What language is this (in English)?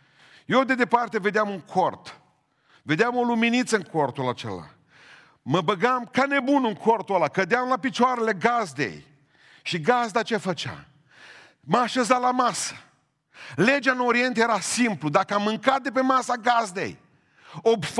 Romanian